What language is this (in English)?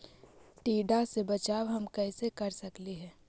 Magahi